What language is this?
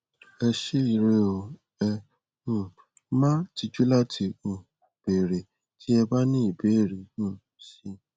Yoruba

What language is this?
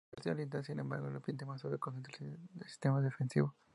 Spanish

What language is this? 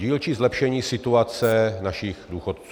Czech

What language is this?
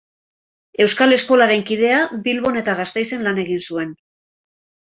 Basque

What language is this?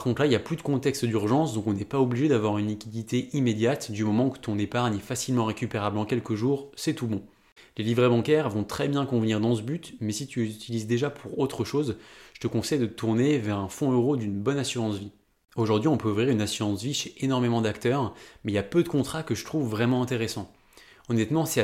French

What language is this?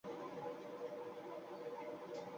Bangla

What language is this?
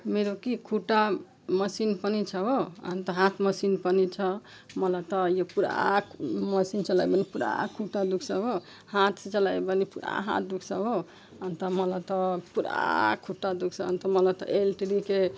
Nepali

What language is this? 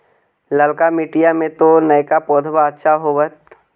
Magahi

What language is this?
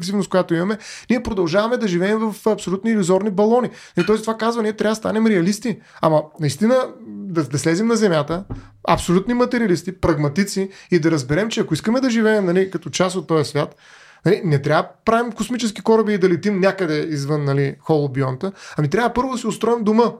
Bulgarian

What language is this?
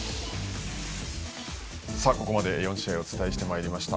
Japanese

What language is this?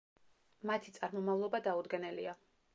Georgian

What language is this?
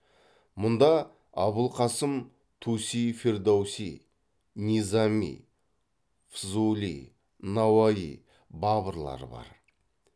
Kazakh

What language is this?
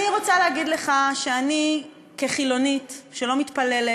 Hebrew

